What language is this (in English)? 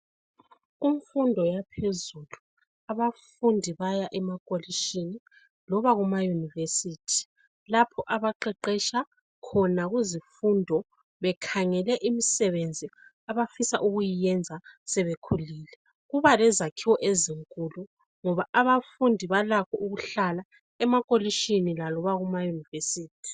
North Ndebele